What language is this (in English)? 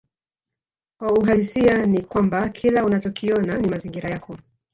Swahili